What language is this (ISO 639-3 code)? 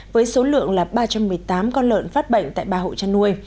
vie